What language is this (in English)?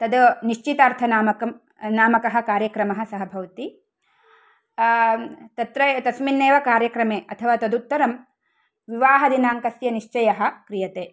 Sanskrit